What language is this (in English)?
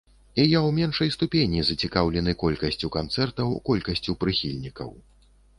Belarusian